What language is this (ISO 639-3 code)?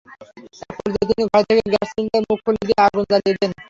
ben